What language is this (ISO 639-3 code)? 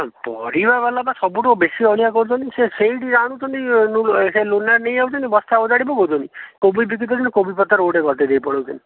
ori